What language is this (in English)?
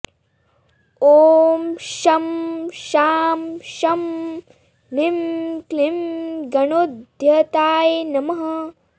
Sanskrit